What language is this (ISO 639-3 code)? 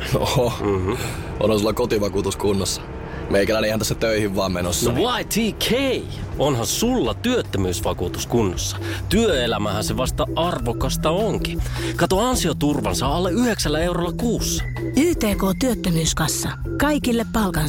fin